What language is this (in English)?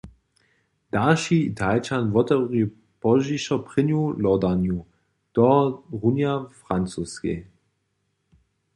Upper Sorbian